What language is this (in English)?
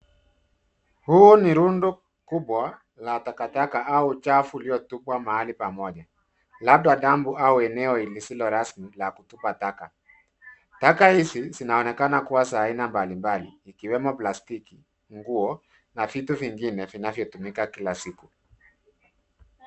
Swahili